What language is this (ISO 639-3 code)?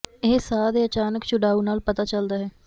pan